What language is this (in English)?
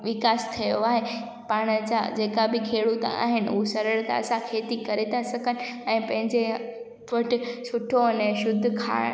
Sindhi